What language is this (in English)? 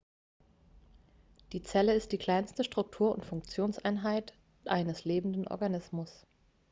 German